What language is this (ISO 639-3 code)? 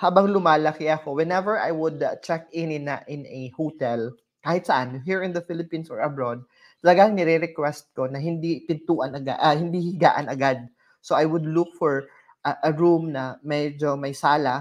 fil